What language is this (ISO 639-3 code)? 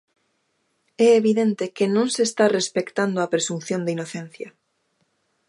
glg